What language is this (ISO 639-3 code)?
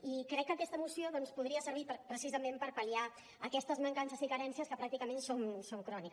cat